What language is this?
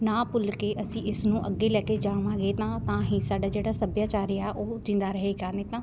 Punjabi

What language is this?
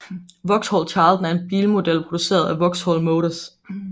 Danish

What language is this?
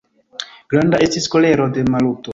Esperanto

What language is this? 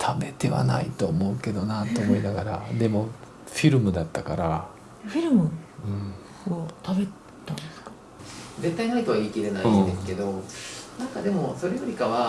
Japanese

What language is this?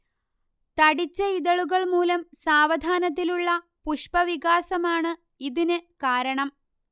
Malayalam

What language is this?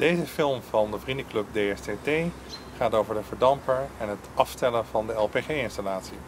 Dutch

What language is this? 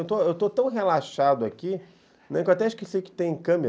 Portuguese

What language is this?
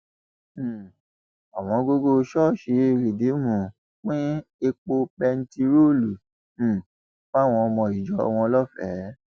Yoruba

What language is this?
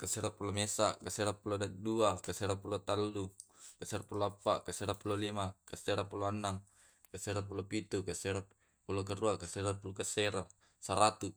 Tae'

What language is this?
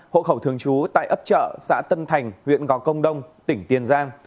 Vietnamese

